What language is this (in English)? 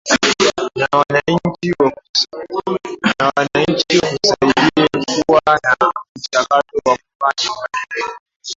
Swahili